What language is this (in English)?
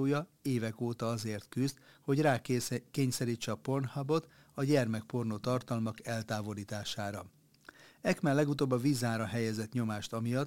Hungarian